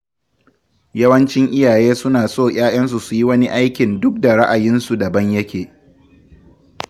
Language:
Hausa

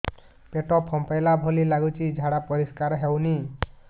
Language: Odia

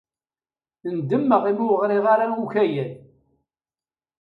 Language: Kabyle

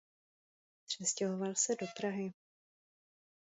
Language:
Czech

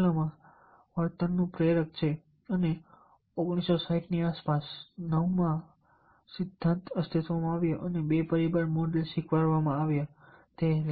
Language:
Gujarati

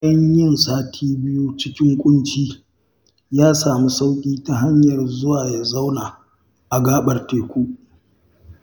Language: Hausa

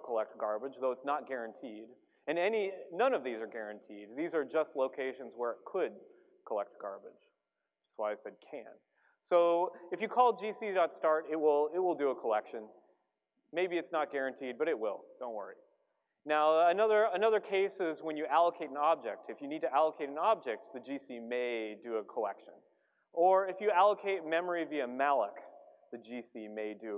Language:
English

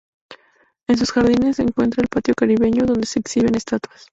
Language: Spanish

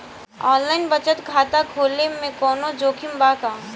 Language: Bhojpuri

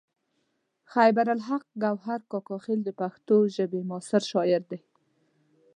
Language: Pashto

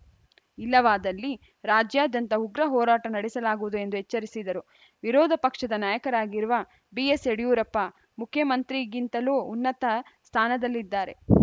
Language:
Kannada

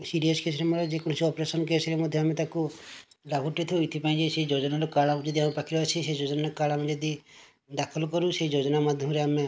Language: Odia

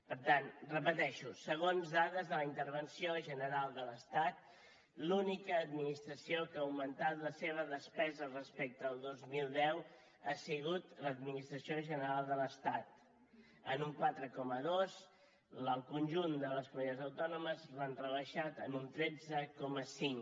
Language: Catalan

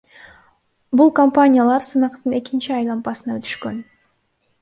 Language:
Kyrgyz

